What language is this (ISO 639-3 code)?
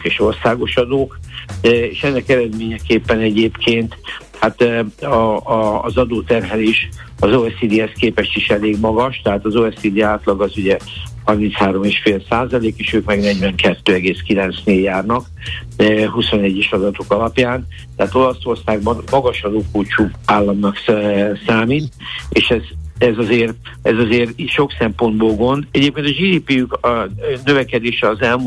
hun